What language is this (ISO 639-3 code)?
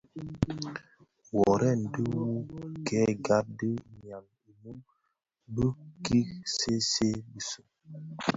ksf